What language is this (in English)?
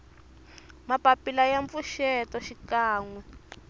Tsonga